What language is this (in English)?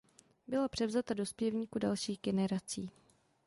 Czech